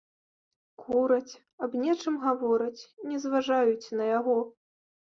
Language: Belarusian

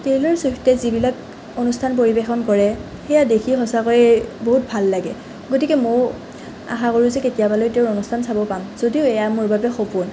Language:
Assamese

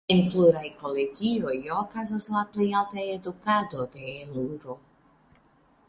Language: Esperanto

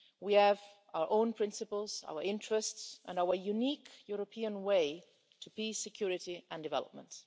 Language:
English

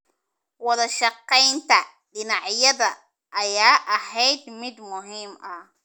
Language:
Somali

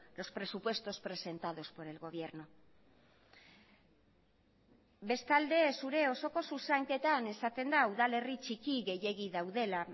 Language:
Basque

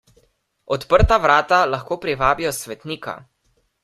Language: Slovenian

